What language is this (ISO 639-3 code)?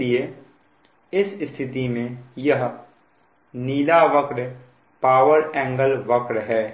hin